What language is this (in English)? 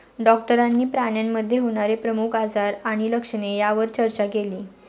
Marathi